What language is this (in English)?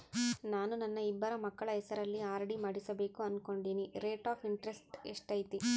Kannada